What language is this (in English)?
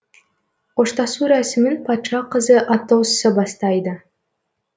Kazakh